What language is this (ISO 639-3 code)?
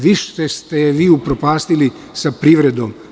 srp